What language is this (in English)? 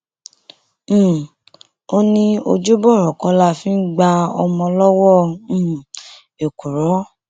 Yoruba